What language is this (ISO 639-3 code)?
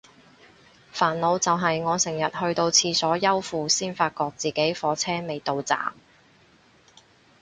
yue